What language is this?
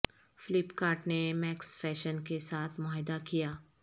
Urdu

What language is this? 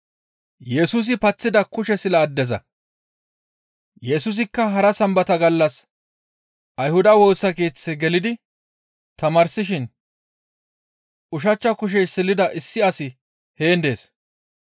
Gamo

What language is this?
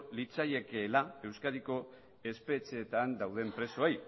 Basque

